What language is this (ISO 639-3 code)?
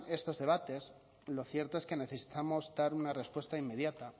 spa